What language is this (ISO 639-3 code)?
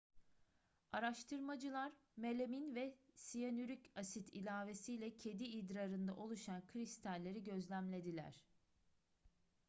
tur